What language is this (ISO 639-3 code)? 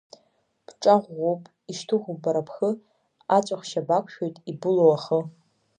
abk